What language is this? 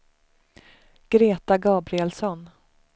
Swedish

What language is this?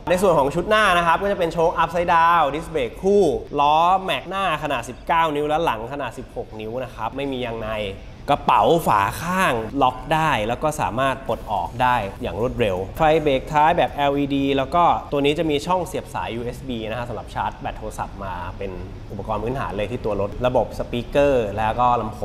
Thai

